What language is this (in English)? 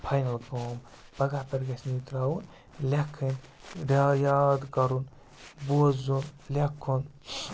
Kashmiri